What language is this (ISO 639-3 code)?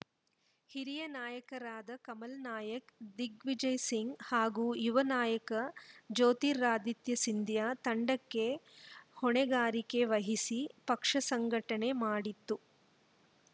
kan